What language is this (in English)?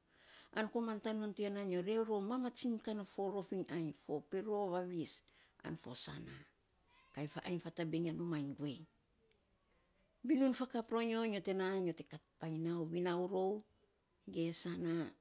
Saposa